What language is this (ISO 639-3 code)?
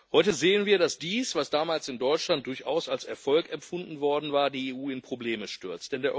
deu